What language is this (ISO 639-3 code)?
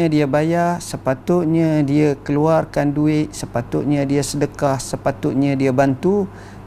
msa